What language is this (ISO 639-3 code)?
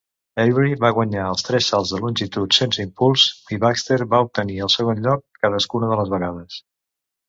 cat